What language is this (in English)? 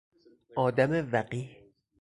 Persian